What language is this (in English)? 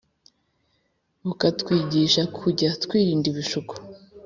Kinyarwanda